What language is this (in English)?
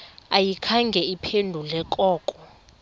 Xhosa